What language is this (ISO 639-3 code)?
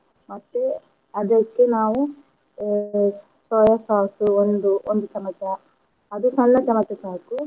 kan